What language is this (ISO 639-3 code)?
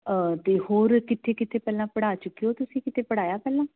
pan